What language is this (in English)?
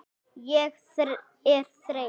Icelandic